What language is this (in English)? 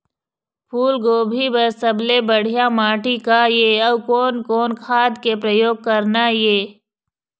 Chhattisgarhi